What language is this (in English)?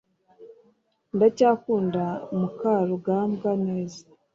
Kinyarwanda